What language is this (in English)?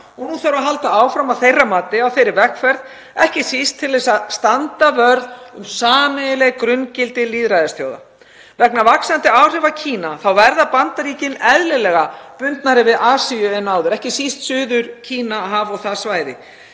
Icelandic